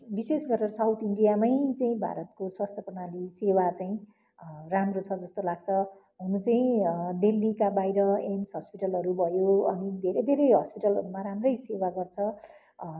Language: Nepali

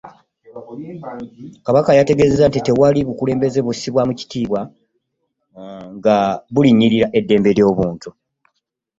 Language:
Ganda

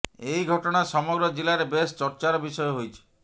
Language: Odia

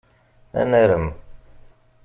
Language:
Kabyle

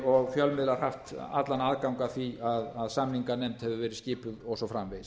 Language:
Icelandic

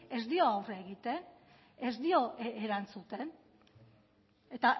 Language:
Basque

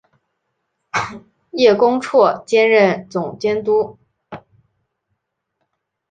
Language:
Chinese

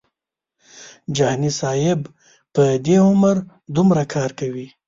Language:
Pashto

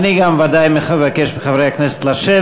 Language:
Hebrew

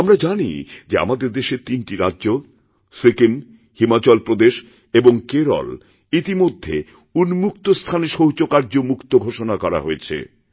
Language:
Bangla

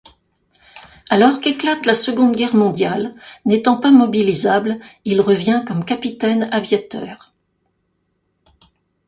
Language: French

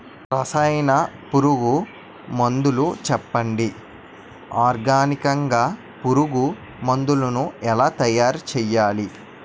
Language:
Telugu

